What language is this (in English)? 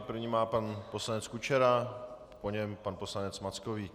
Czech